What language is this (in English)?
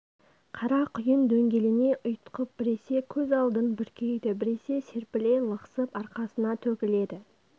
Kazakh